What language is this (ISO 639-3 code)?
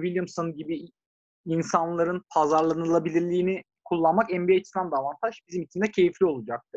tur